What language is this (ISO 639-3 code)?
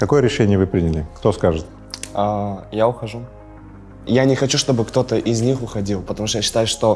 rus